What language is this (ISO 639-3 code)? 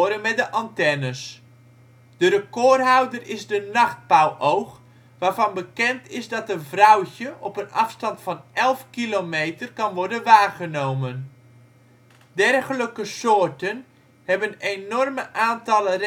nld